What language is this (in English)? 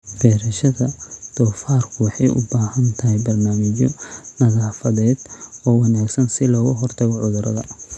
Somali